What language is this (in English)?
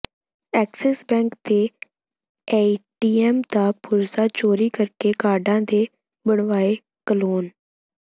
Punjabi